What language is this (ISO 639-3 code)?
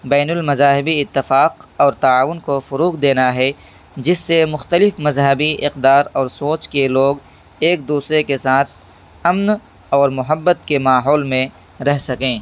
urd